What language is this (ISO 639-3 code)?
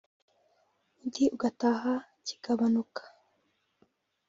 kin